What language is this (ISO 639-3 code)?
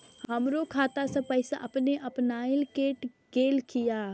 mai